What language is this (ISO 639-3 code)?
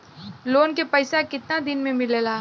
bho